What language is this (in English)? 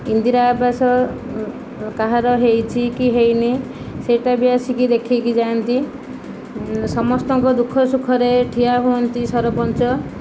Odia